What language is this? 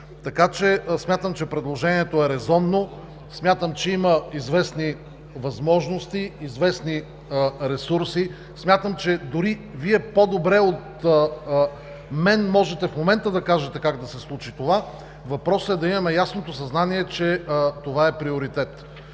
Bulgarian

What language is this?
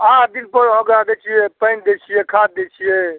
Maithili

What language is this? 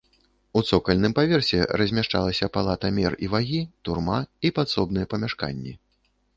Belarusian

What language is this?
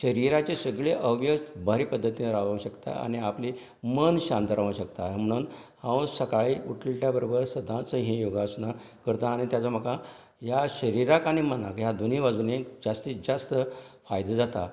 Konkani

